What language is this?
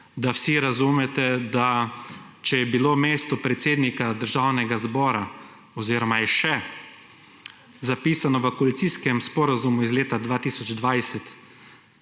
Slovenian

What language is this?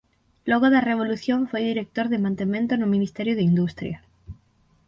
Galician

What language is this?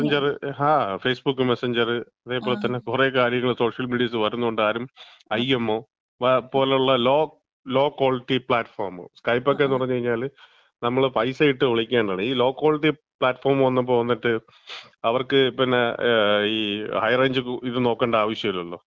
Malayalam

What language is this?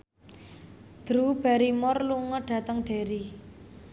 Javanese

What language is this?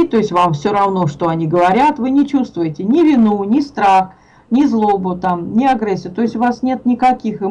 Russian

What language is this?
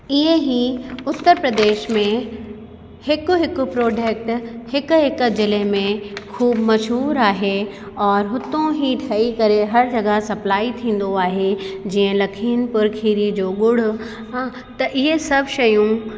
Sindhi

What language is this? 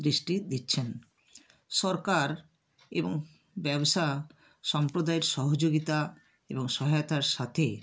Bangla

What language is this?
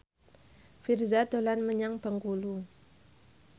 Javanese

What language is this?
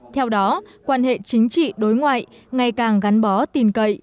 Vietnamese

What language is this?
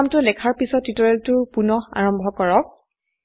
Assamese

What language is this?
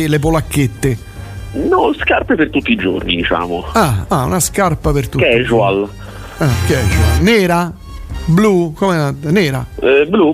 Italian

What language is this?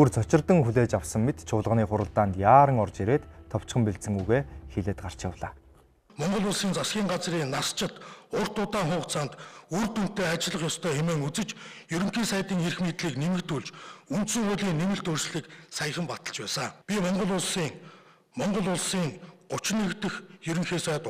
Ukrainian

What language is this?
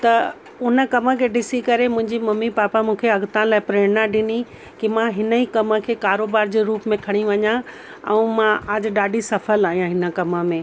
Sindhi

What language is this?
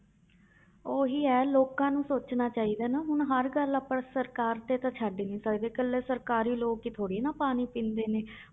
Punjabi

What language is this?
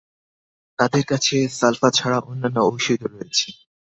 Bangla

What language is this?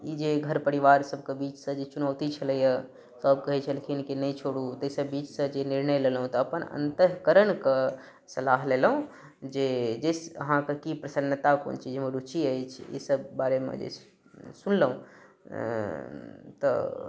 Maithili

